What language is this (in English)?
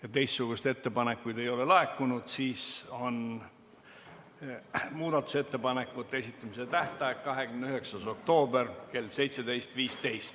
Estonian